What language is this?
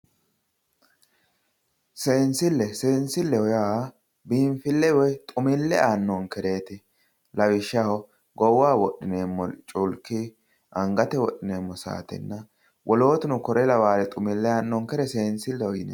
Sidamo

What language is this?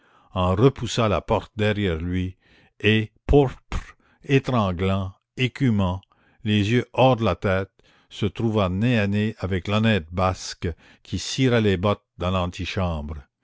French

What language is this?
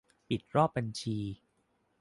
Thai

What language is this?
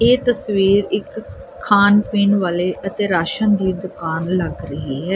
Punjabi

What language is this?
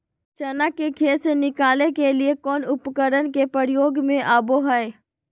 Magahi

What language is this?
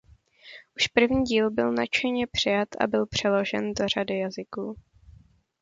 Czech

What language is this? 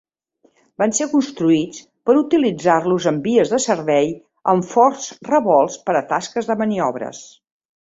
Catalan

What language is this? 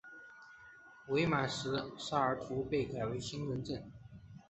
Chinese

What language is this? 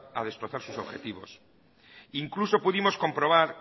Spanish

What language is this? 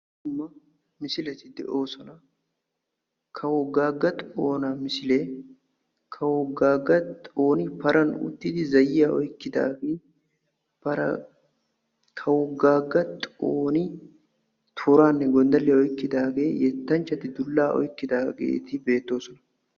Wolaytta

